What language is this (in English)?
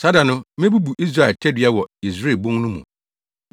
Akan